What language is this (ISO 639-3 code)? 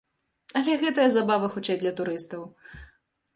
bel